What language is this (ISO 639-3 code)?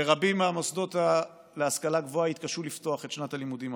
heb